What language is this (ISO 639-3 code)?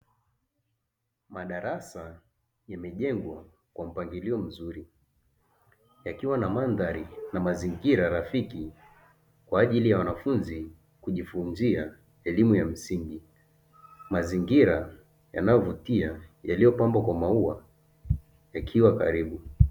swa